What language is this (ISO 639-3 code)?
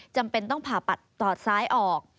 tha